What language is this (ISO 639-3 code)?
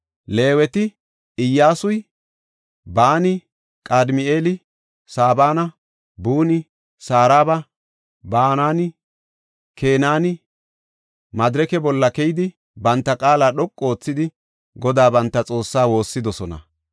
gof